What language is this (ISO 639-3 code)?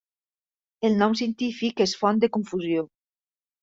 cat